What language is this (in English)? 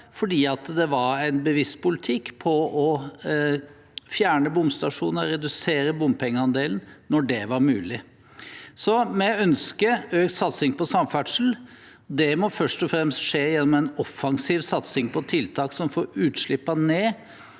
Norwegian